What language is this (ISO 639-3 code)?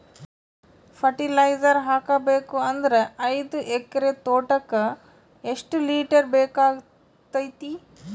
kan